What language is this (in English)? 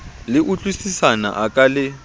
Southern Sotho